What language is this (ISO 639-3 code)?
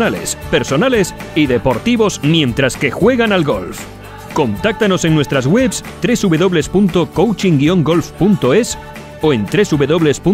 spa